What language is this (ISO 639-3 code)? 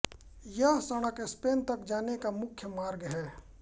hin